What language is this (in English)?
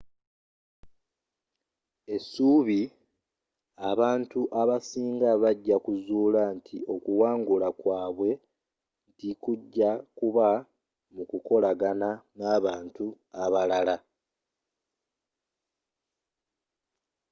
Ganda